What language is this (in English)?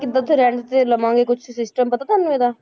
Punjabi